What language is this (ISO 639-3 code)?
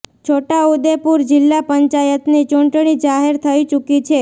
guj